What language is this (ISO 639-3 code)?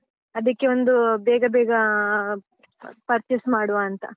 kan